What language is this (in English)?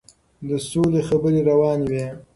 Pashto